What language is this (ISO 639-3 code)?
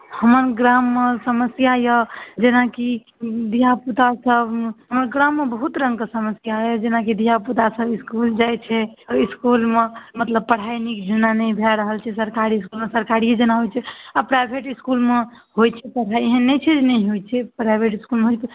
mai